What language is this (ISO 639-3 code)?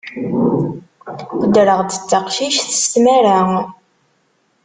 kab